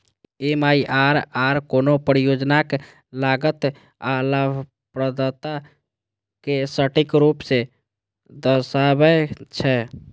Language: Maithili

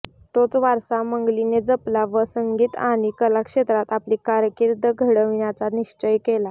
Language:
Marathi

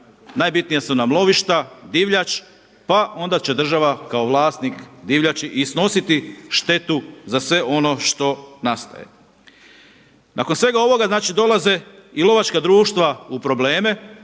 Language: Croatian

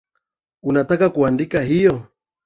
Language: Swahili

